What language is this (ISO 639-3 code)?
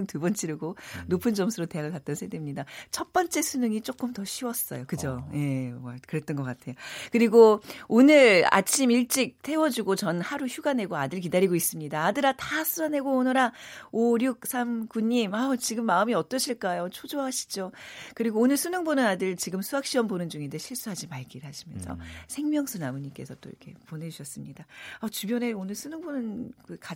kor